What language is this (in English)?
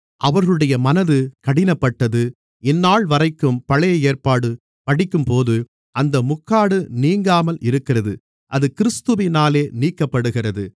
Tamil